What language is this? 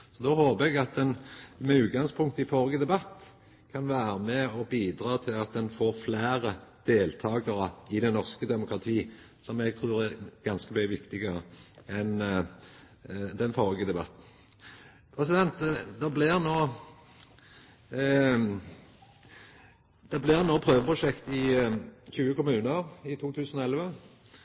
Norwegian Nynorsk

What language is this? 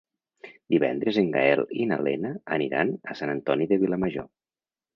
Catalan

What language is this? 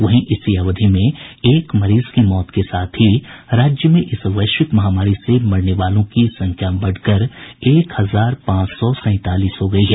Hindi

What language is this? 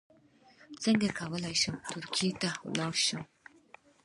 Pashto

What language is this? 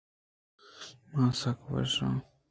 Eastern Balochi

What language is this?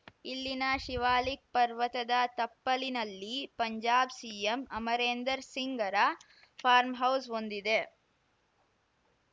Kannada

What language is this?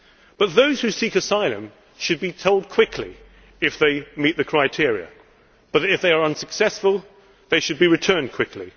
English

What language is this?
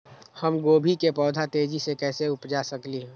Magahi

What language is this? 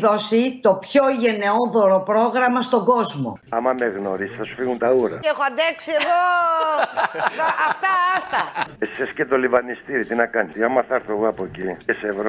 Greek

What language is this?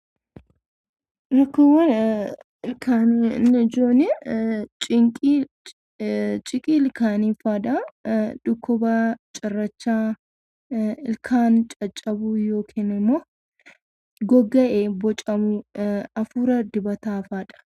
Oromo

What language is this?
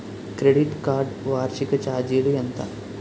Telugu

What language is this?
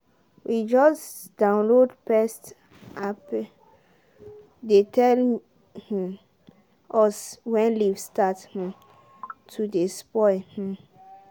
Nigerian Pidgin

